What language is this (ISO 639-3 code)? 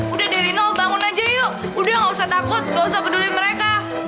ind